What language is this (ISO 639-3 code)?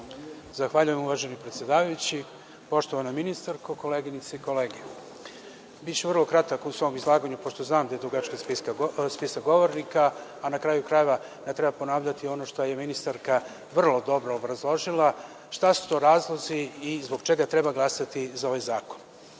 srp